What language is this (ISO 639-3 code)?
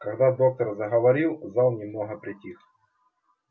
rus